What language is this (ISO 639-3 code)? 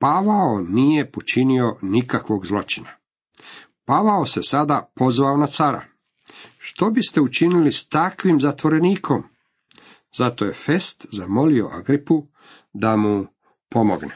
hrv